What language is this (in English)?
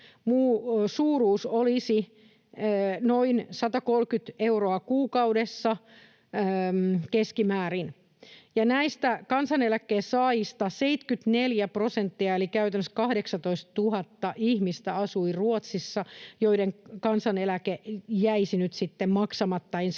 Finnish